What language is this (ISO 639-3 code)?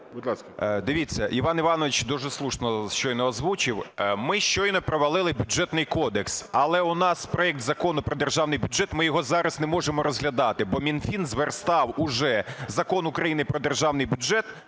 ukr